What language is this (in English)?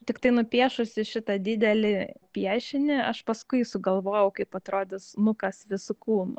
Lithuanian